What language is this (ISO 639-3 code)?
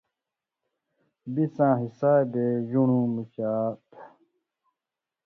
mvy